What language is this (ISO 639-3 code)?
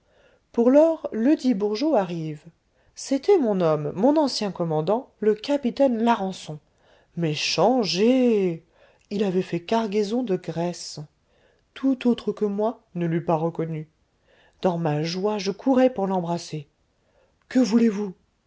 fra